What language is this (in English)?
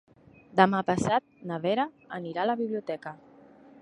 Catalan